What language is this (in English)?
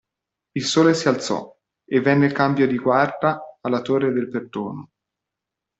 Italian